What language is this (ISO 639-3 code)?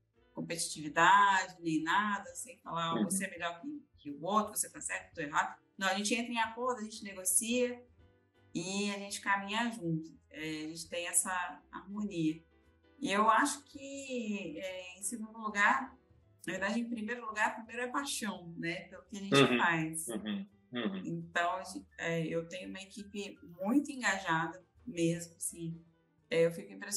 por